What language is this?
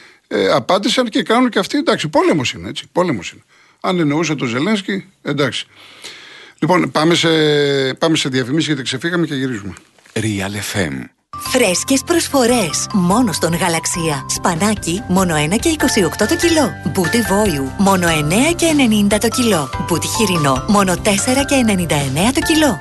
Greek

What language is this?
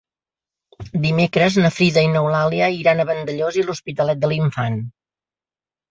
Catalan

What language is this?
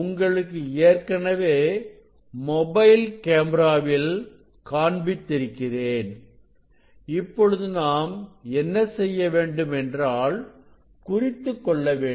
Tamil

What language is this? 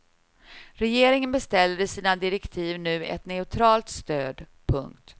Swedish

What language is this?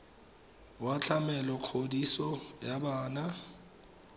Tswana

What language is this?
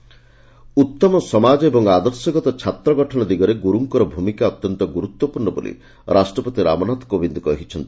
Odia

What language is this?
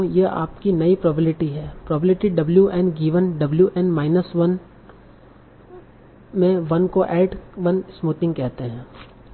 Hindi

